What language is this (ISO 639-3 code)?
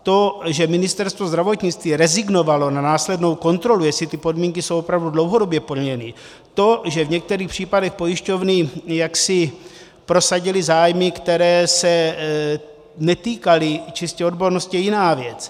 ces